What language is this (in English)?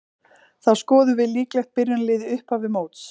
Icelandic